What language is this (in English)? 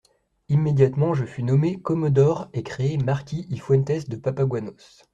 French